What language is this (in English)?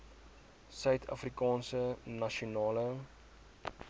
Afrikaans